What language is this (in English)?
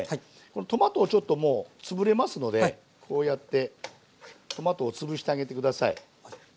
Japanese